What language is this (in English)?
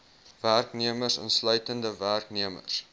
Afrikaans